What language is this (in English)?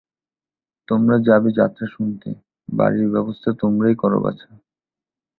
Bangla